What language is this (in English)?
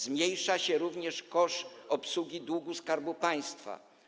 Polish